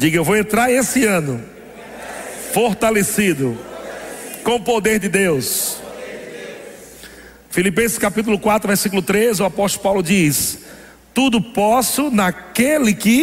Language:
Portuguese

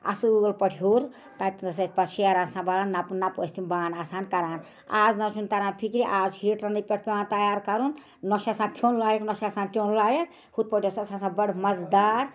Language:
Kashmiri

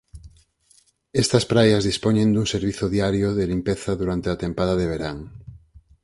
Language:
Galician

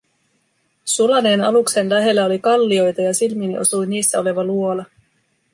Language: Finnish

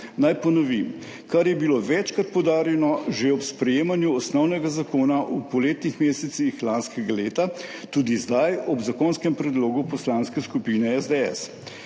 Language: Slovenian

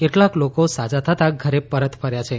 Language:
Gujarati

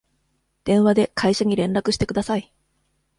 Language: Japanese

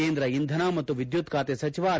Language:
Kannada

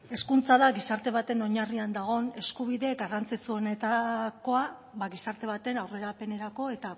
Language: Basque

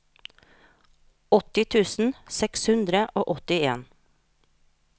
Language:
Norwegian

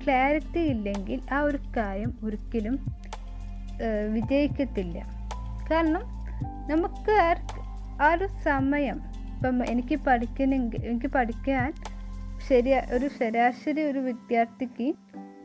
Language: Malayalam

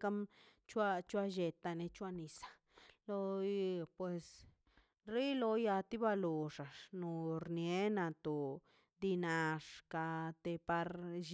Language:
Mazaltepec Zapotec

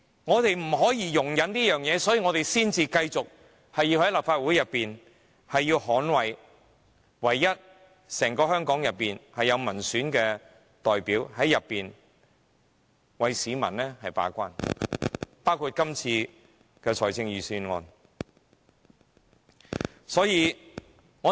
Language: Cantonese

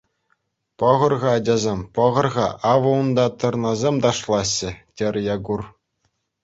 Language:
Chuvash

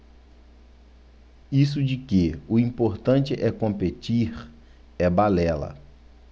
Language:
Portuguese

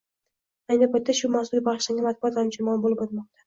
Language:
Uzbek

